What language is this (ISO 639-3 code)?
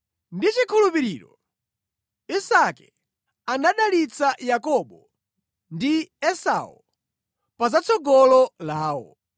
nya